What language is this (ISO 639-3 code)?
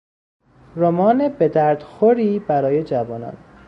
fas